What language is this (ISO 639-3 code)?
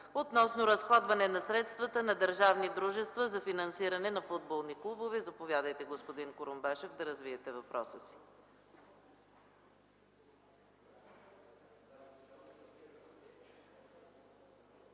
bul